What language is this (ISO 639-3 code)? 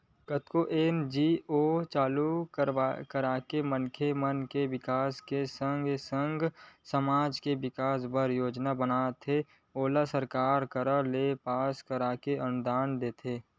hne